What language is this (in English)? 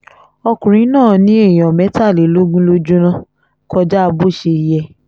Yoruba